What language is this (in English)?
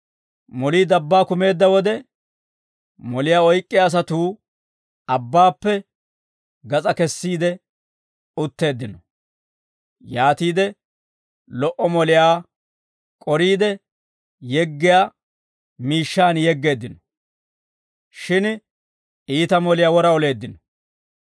Dawro